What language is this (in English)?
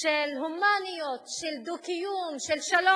Hebrew